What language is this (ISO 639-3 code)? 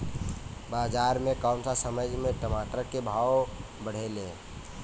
bho